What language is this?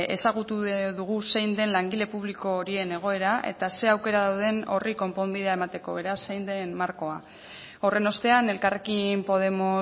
Basque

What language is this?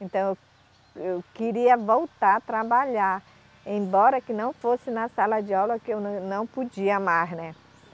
Portuguese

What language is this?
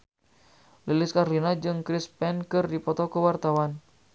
Sundanese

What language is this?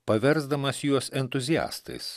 Lithuanian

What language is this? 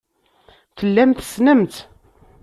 Kabyle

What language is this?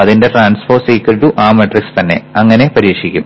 Malayalam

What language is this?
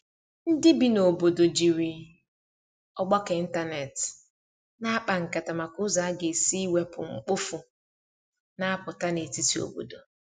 Igbo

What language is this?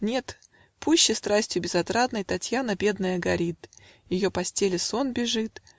Russian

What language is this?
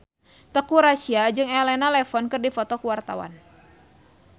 Sundanese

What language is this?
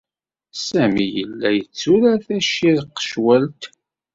Kabyle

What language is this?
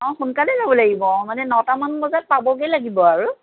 Assamese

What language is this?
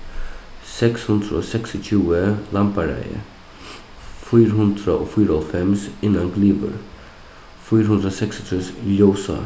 Faroese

